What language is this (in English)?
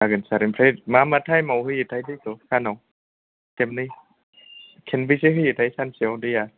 Bodo